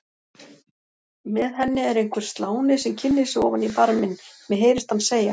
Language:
Icelandic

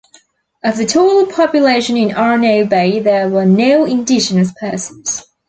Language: English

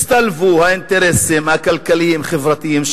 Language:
Hebrew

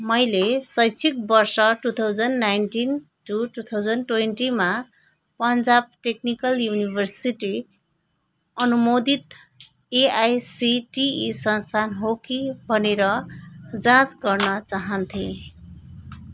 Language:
Nepali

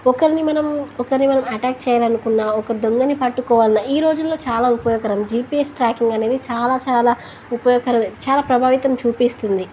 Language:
Telugu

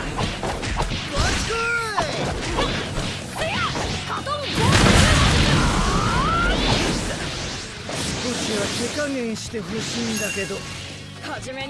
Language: Japanese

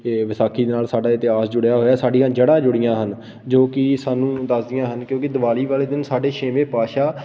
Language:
Punjabi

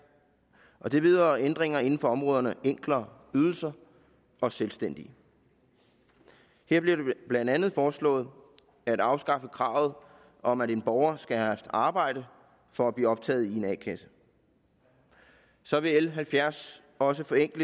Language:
Danish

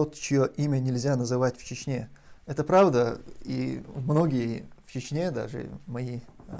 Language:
Russian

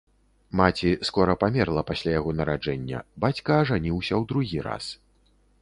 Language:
Belarusian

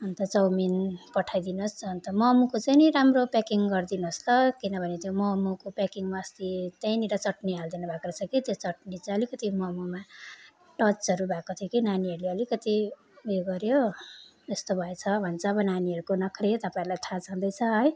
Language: Nepali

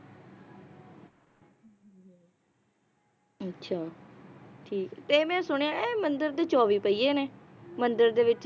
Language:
Punjabi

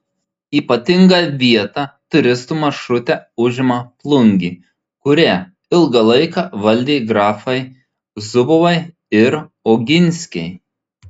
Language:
Lithuanian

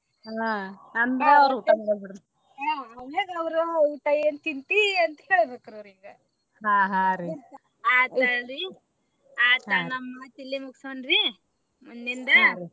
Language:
Kannada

